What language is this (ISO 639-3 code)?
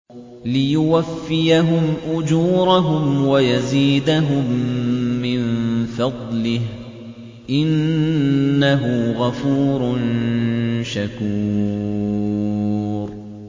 ara